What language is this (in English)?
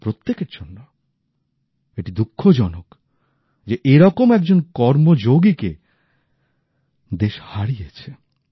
Bangla